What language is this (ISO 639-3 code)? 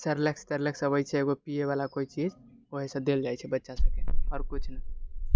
mai